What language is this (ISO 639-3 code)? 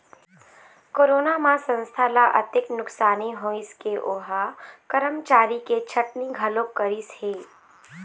hne